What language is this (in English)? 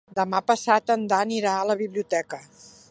Catalan